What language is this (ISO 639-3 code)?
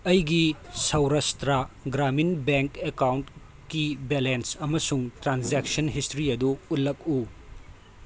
mni